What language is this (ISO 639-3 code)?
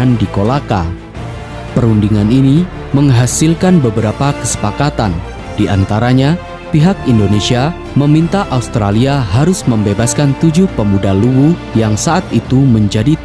ind